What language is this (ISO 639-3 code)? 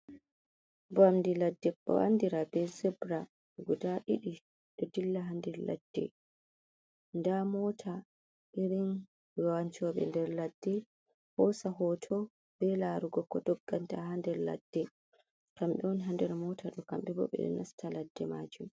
ful